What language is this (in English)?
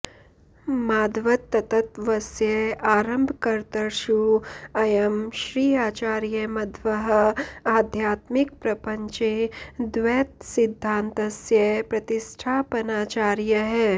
Sanskrit